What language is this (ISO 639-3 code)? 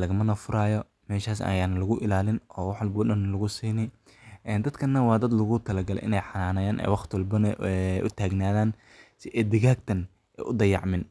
som